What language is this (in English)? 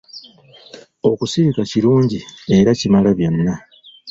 Ganda